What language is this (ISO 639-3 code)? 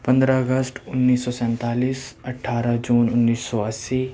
urd